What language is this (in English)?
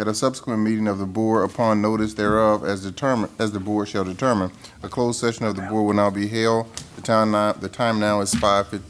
English